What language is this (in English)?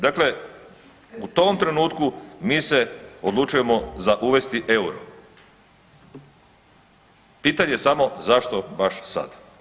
Croatian